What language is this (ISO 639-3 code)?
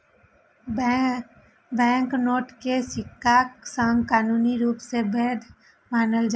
mai